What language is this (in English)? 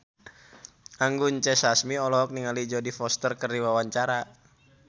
Sundanese